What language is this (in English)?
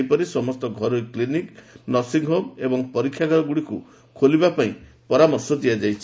Odia